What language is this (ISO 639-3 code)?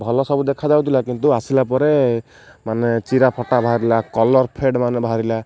ori